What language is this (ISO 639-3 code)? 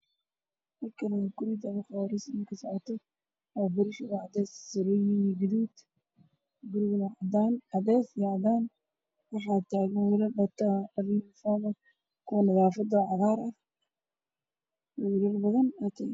som